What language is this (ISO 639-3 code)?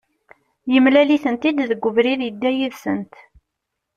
kab